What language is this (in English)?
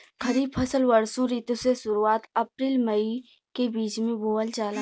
Bhojpuri